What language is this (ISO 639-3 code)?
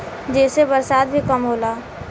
bho